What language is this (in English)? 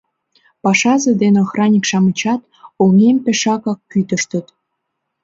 Mari